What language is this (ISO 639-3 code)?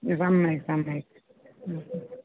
san